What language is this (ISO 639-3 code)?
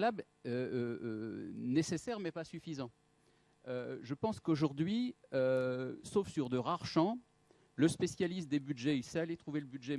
fra